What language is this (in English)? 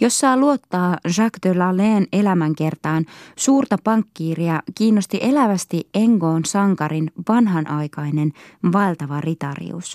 Finnish